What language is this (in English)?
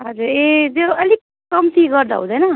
Nepali